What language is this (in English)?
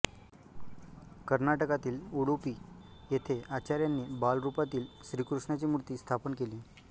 Marathi